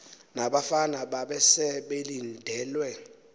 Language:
Xhosa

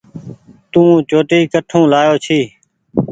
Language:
Goaria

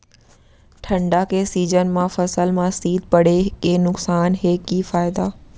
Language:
Chhattisgarhi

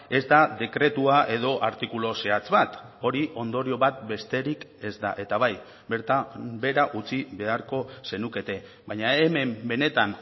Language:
Basque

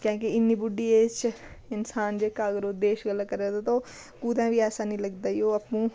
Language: Dogri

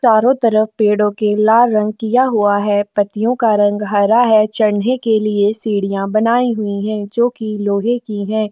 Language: Hindi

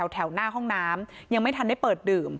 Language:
Thai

